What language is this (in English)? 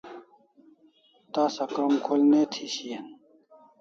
Kalasha